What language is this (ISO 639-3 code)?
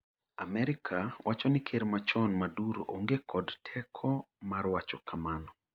luo